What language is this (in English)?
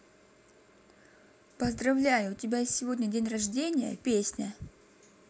Russian